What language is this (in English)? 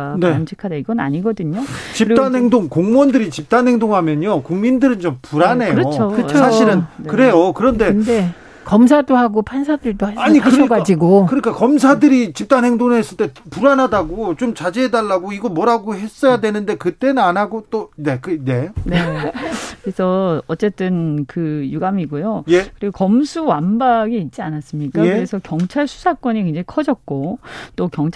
Korean